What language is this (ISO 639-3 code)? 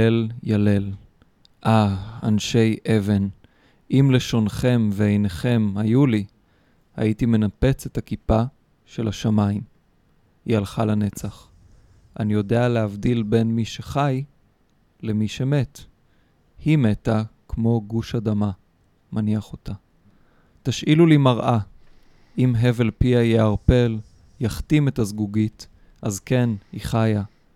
heb